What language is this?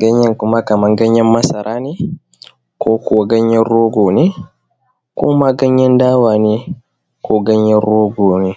Hausa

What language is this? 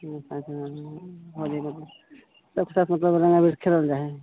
Maithili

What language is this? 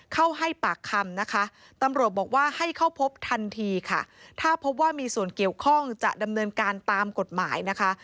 Thai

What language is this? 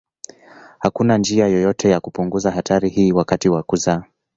Swahili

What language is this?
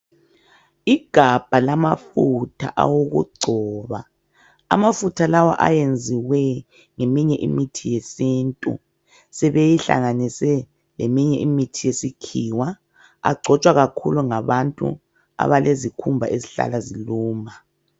North Ndebele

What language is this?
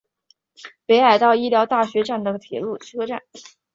Chinese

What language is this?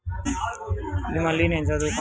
Telugu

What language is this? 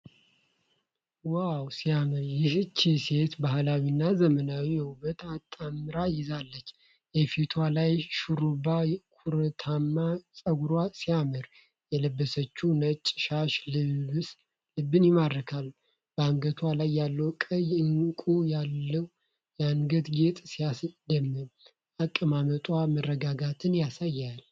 Amharic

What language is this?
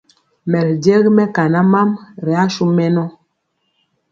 Mpiemo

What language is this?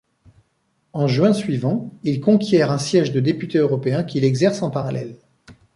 French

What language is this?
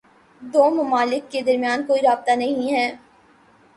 Urdu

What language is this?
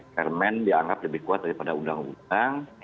Indonesian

